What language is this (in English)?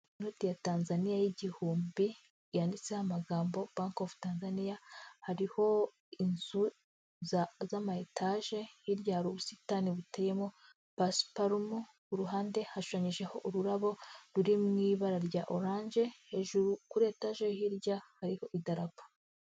Kinyarwanda